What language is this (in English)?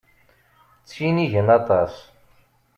Kabyle